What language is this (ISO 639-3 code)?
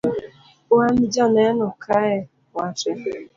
luo